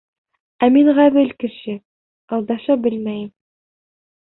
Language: Bashkir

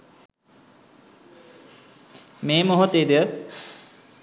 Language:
Sinhala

